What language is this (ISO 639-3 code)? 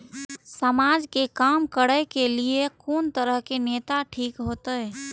mai